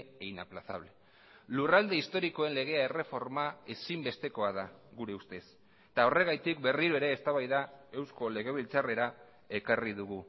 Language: Basque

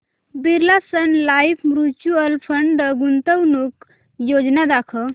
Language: Marathi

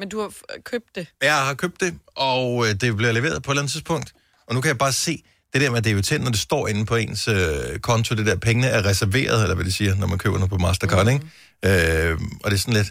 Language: Danish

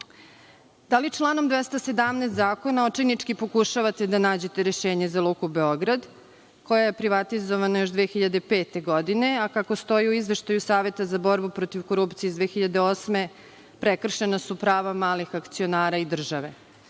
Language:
Serbian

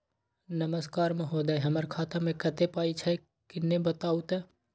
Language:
Maithili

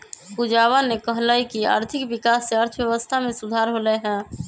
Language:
Magahi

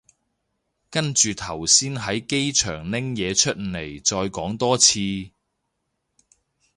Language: Cantonese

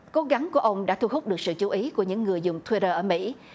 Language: Vietnamese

